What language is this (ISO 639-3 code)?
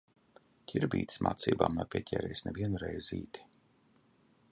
lav